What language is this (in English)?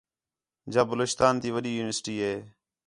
Khetrani